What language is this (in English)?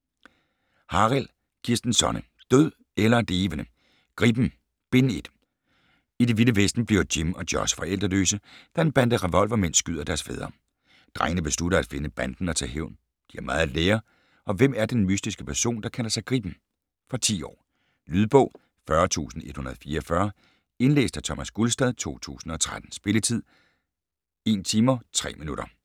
Danish